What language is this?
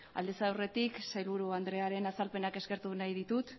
Basque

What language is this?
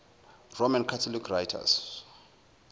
Zulu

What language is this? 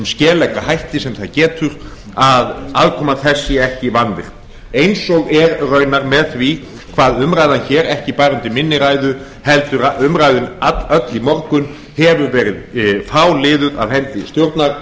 Icelandic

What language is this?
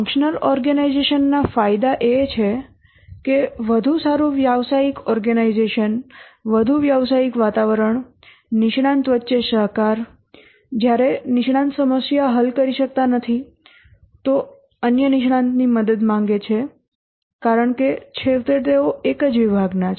Gujarati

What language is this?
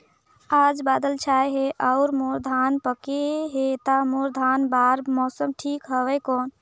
Chhattisgarhi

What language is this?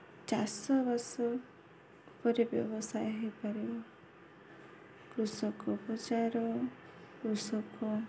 Odia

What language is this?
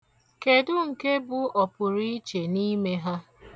Igbo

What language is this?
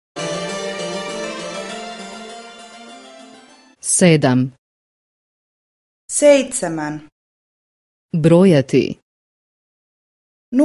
Finnish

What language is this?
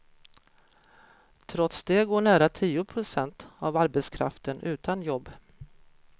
Swedish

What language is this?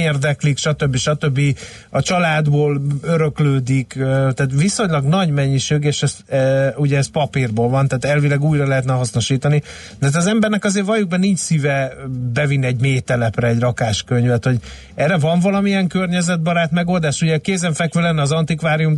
Hungarian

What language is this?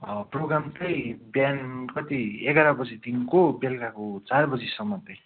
Nepali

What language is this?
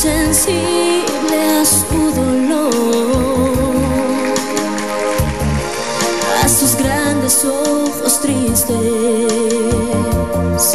Romanian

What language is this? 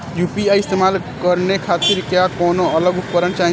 Bhojpuri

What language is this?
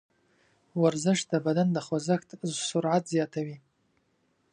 Pashto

